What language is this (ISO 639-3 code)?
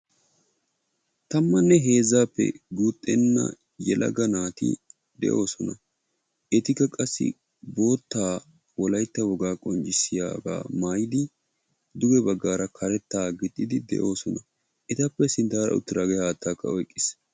wal